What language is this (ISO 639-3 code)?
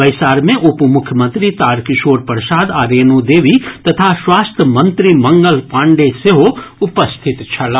mai